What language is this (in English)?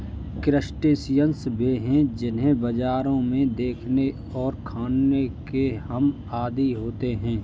Hindi